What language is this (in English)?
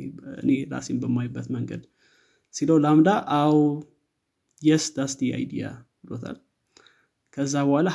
Amharic